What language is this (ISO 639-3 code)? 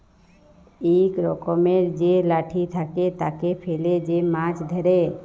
ben